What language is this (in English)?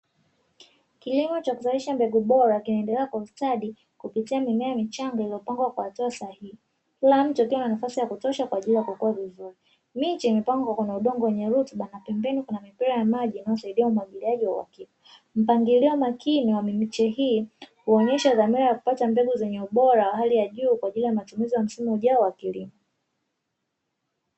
Swahili